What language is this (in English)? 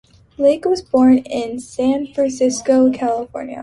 English